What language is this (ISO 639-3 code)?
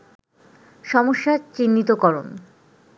ben